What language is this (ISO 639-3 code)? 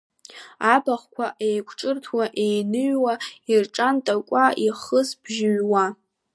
abk